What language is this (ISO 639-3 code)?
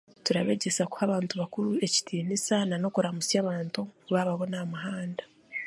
cgg